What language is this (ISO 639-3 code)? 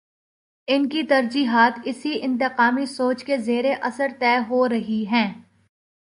urd